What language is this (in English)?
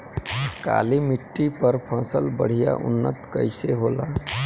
Bhojpuri